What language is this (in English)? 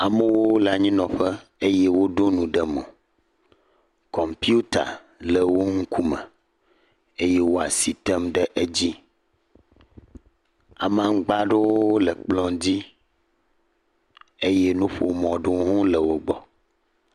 Ewe